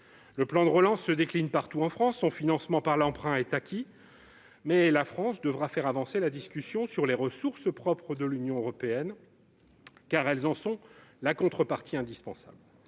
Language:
French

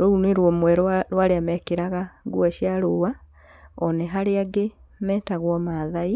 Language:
Kikuyu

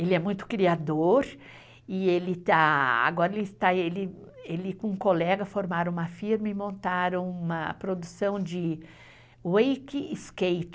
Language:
Portuguese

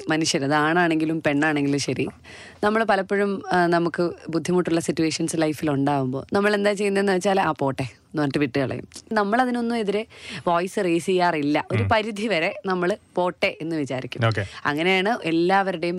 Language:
Malayalam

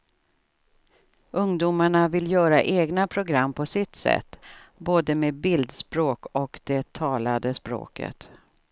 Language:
Swedish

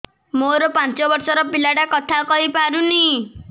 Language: Odia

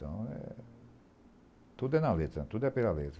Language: Portuguese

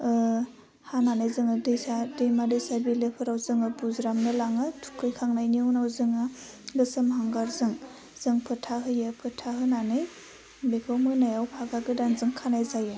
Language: Bodo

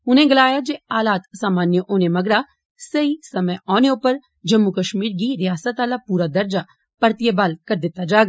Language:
Dogri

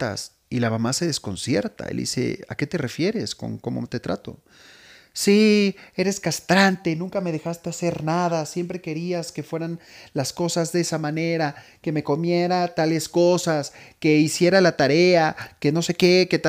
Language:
Spanish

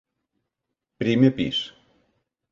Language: Catalan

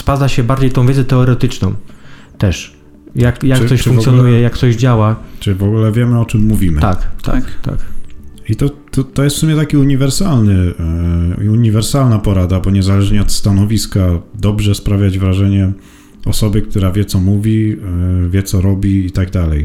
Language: Polish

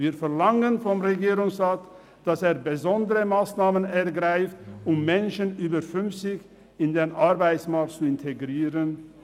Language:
Swiss German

